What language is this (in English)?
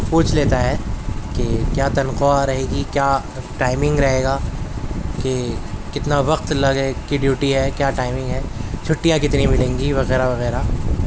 Urdu